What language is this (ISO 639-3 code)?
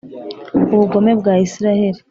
kin